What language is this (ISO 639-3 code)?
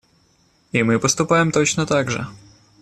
rus